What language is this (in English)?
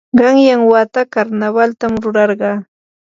Yanahuanca Pasco Quechua